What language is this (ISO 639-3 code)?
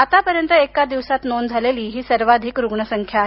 mar